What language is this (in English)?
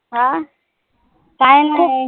Marathi